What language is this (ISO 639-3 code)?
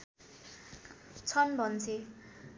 nep